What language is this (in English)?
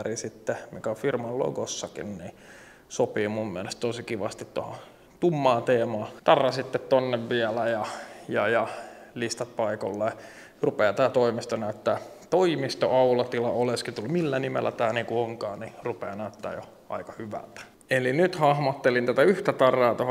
Finnish